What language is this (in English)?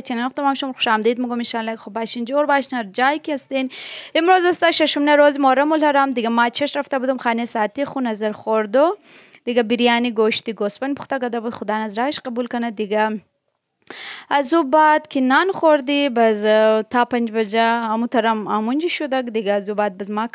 Turkish